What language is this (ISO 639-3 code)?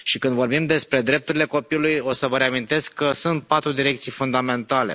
ron